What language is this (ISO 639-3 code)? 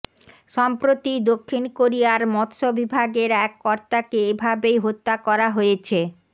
ben